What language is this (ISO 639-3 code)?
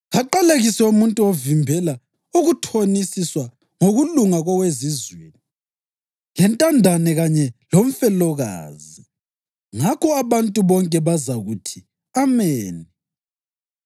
nde